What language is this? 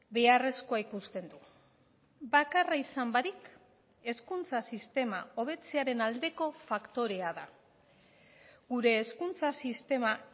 Basque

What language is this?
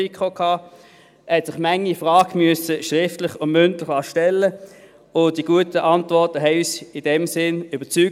Swiss German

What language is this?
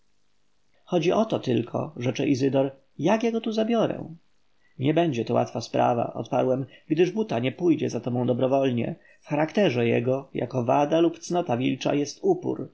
Polish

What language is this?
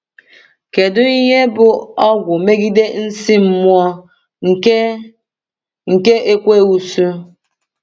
Igbo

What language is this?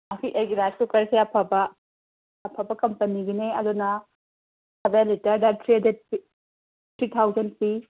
Manipuri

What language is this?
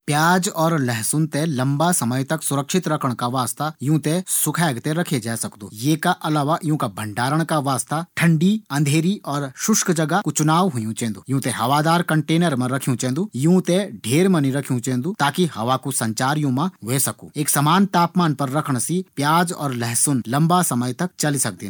Garhwali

